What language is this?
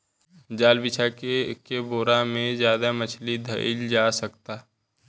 Bhojpuri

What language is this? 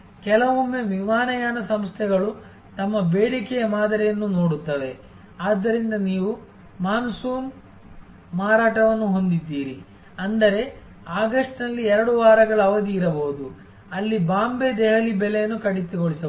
Kannada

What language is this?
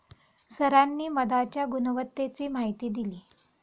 Marathi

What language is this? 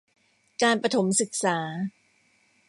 Thai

